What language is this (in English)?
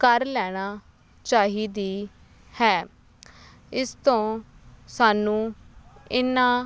Punjabi